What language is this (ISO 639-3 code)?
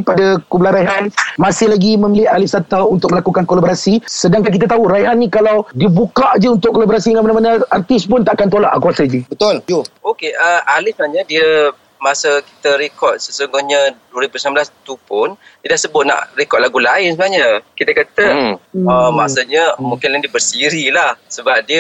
msa